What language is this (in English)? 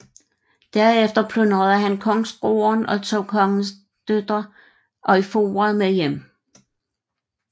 Danish